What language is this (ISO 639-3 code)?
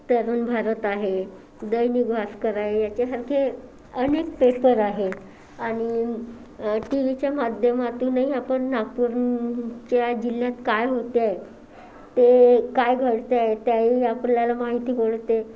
mar